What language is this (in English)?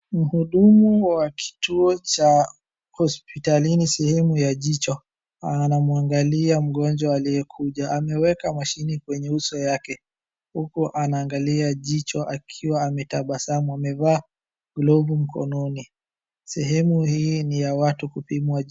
Swahili